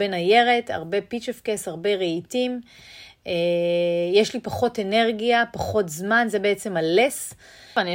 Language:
Hebrew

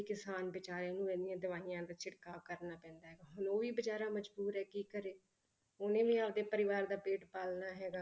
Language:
Punjabi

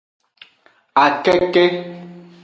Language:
Aja (Benin)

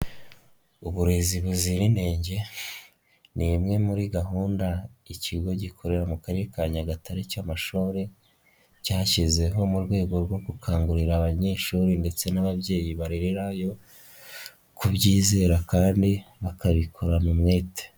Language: Kinyarwanda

